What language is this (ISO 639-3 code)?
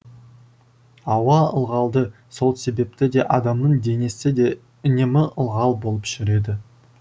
kaz